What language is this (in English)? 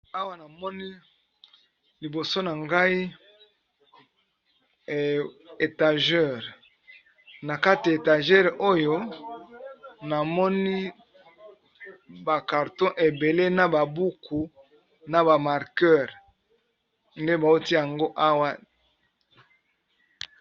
Lingala